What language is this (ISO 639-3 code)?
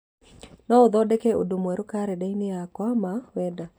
kik